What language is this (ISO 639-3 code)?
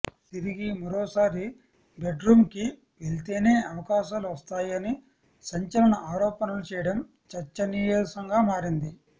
tel